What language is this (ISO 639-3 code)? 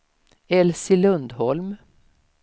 swe